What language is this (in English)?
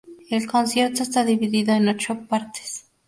Spanish